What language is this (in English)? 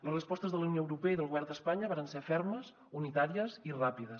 Catalan